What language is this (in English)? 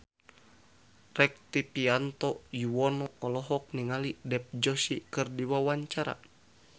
Sundanese